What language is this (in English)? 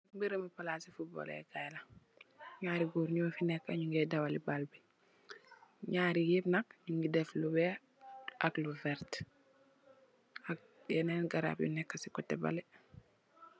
Wolof